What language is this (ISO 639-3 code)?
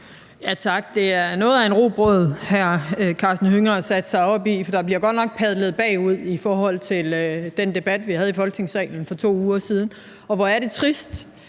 dan